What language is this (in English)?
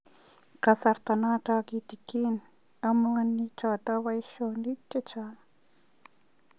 Kalenjin